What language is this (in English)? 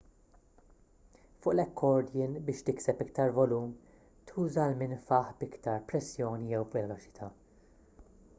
Maltese